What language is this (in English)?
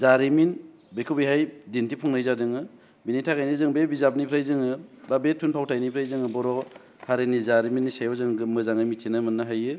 Bodo